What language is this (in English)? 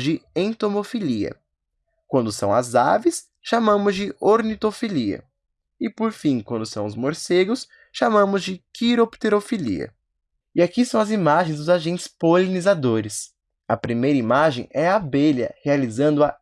Portuguese